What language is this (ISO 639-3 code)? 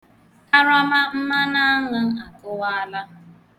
ibo